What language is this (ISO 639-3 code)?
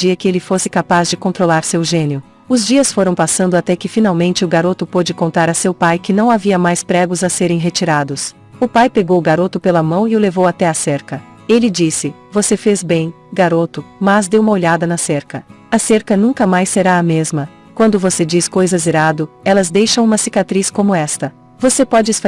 por